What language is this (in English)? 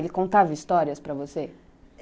Portuguese